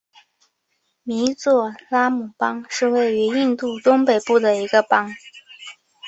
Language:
Chinese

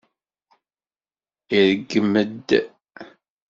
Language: Kabyle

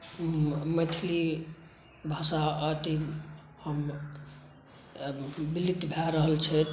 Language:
Maithili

